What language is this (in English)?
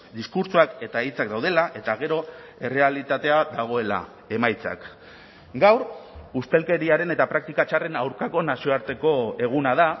Basque